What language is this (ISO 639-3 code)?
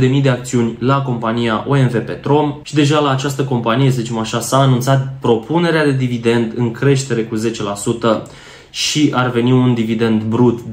ron